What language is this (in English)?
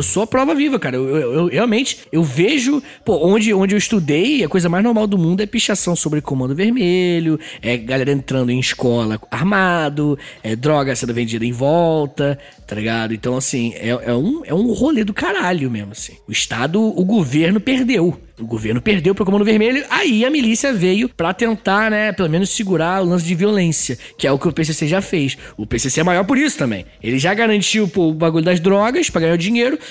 Portuguese